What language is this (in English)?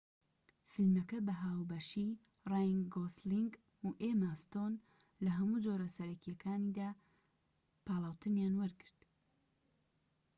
Central Kurdish